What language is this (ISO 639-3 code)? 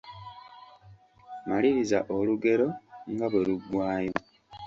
lug